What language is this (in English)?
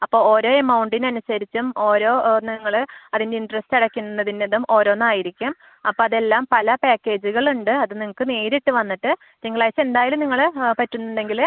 Malayalam